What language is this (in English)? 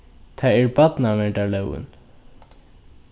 Faroese